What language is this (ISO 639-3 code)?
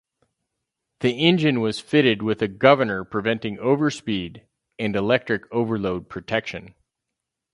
eng